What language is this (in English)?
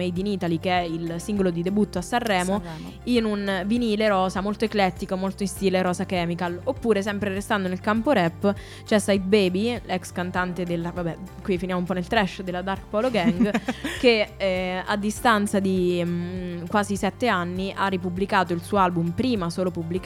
Italian